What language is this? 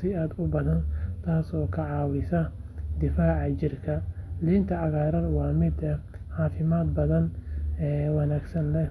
Somali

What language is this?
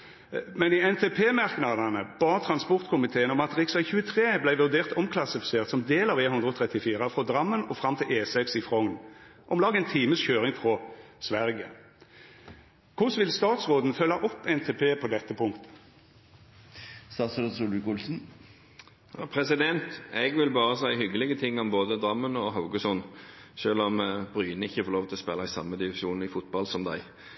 Norwegian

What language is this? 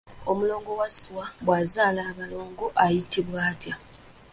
Ganda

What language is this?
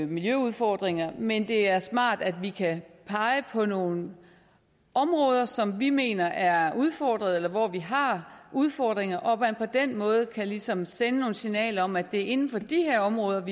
Danish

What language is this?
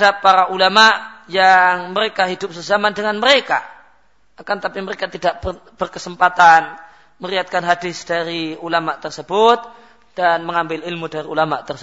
Malay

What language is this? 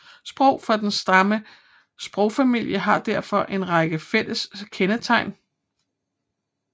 Danish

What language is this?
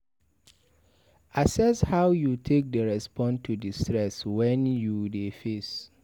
Nigerian Pidgin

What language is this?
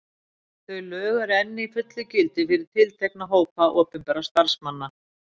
Icelandic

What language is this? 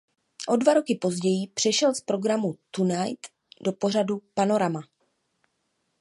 Czech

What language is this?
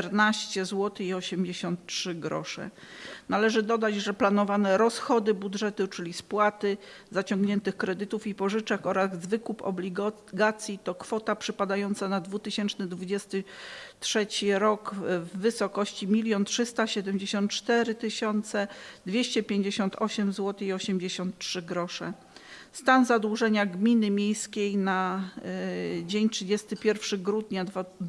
Polish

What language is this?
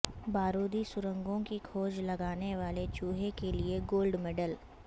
Urdu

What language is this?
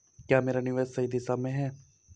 Hindi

